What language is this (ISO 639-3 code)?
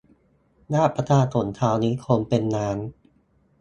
tha